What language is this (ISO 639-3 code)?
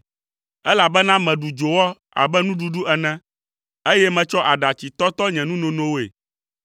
ewe